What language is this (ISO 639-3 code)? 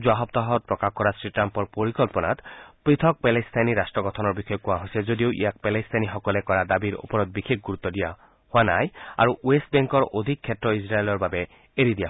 asm